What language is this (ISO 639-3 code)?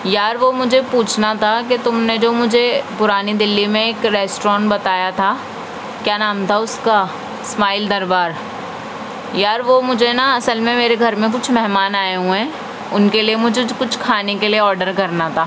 urd